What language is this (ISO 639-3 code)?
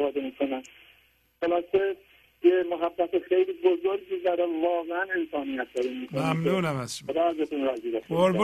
fas